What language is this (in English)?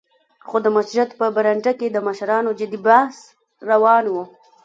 Pashto